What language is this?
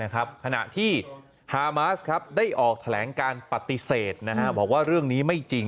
Thai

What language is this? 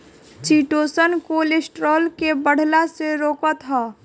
Bhojpuri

